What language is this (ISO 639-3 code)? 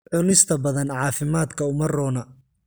som